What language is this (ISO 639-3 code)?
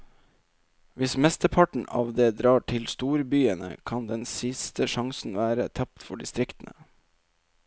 nor